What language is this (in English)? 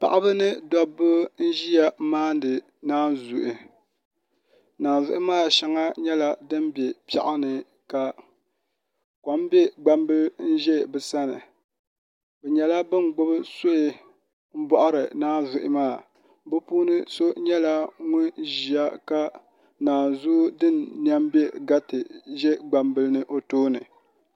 Dagbani